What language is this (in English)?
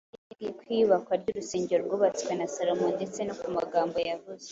Kinyarwanda